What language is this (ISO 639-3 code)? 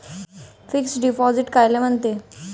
mar